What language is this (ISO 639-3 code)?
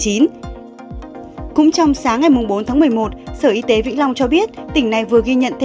vie